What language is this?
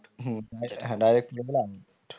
Bangla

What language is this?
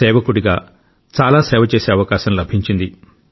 Telugu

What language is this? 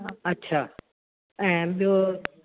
Sindhi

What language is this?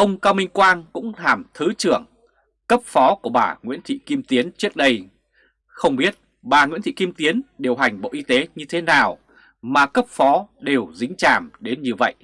Vietnamese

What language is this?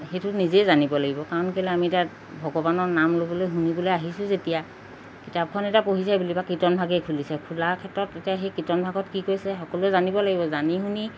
Assamese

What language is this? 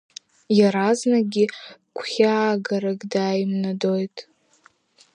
Abkhazian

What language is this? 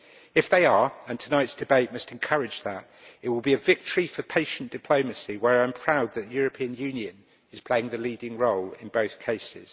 English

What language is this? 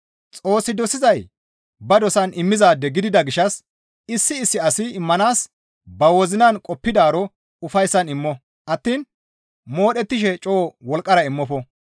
Gamo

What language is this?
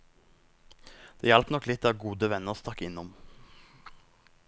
Norwegian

